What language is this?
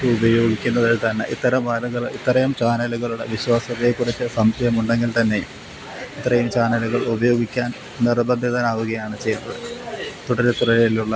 Malayalam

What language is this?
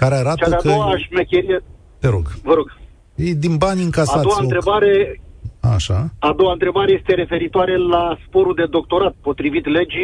Romanian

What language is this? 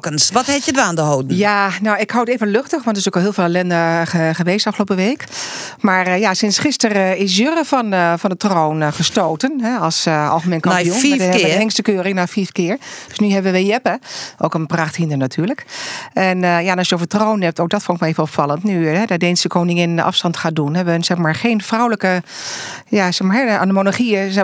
Dutch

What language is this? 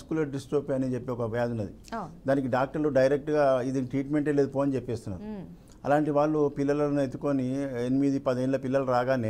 Telugu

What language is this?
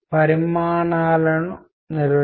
Telugu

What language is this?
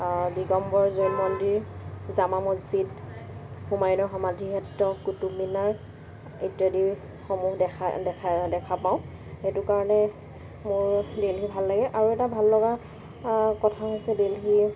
Assamese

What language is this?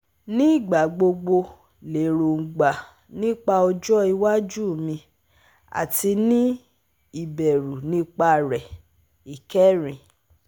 Yoruba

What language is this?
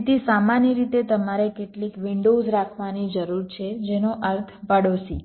Gujarati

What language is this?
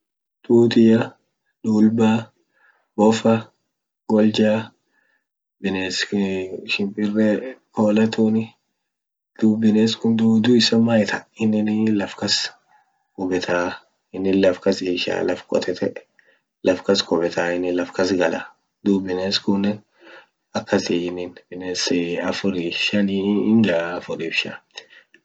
Orma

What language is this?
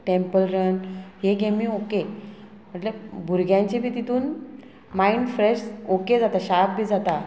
Konkani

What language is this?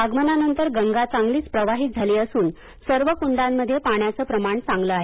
Marathi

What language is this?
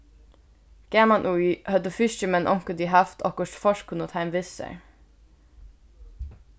Faroese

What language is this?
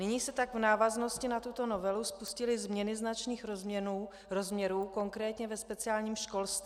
Czech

